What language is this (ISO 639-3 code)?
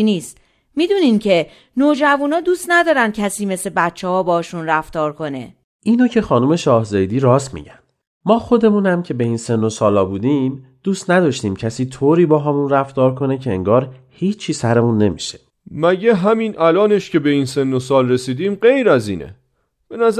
fas